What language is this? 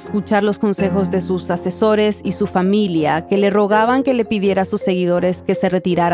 Spanish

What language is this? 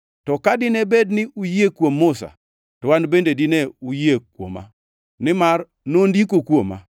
Luo (Kenya and Tanzania)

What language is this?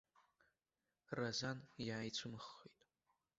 Abkhazian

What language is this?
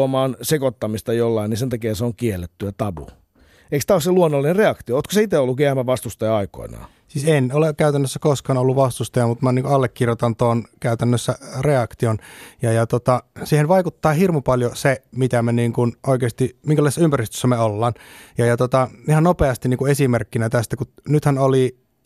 Finnish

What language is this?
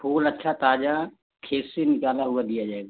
Hindi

